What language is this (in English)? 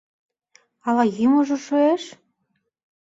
Mari